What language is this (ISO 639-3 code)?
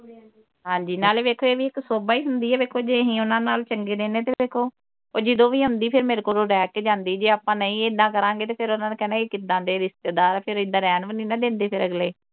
pan